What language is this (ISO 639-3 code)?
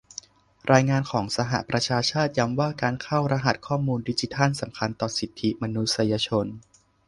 tha